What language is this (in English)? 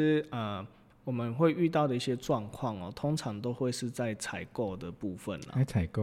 Chinese